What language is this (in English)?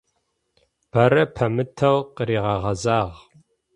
Adyghe